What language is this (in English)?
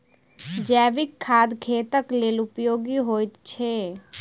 Maithili